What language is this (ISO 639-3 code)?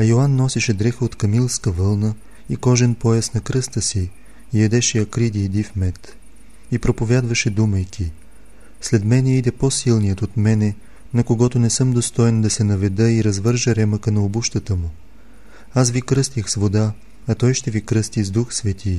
bul